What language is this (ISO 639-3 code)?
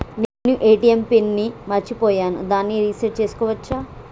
tel